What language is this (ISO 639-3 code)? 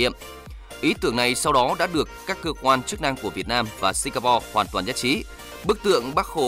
vie